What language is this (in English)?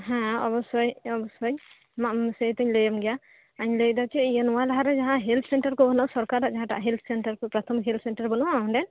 Santali